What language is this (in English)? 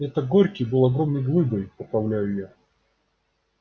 Russian